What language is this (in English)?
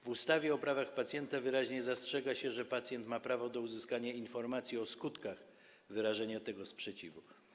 Polish